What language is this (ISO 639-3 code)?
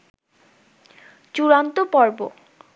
ben